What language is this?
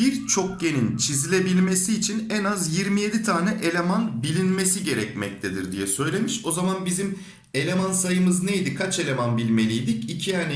Turkish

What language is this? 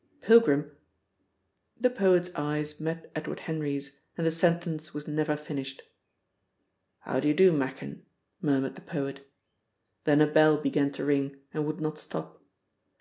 English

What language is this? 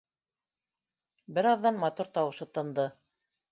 Bashkir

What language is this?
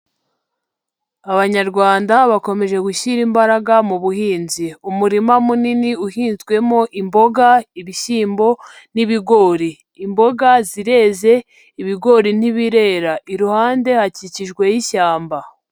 Kinyarwanda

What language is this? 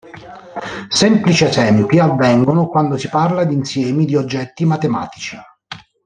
Italian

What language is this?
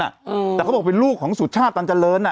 Thai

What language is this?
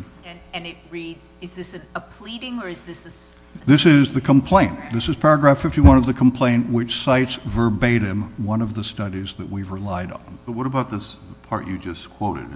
English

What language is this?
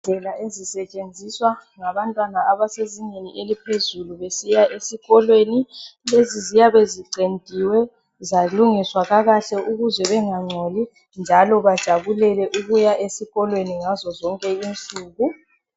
North Ndebele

